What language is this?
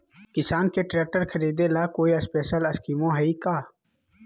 Magahi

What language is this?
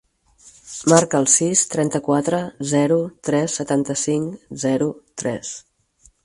Catalan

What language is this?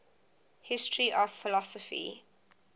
English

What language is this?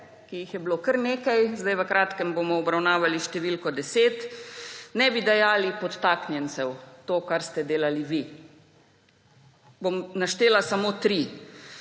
Slovenian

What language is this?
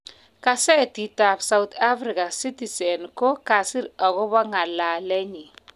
Kalenjin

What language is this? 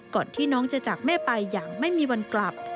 Thai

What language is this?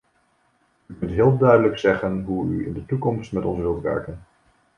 Dutch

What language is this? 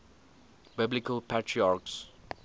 English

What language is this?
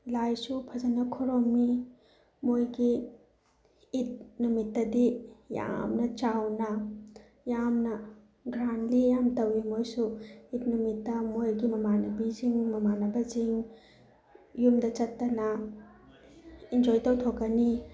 Manipuri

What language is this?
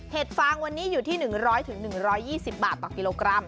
Thai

